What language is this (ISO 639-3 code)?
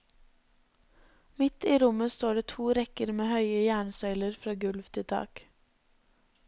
nor